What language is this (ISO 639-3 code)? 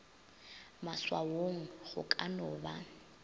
nso